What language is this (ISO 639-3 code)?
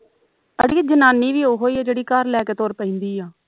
pan